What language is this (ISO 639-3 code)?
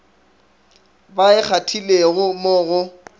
nso